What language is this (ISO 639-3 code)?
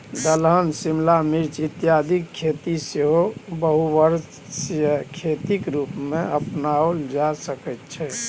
mai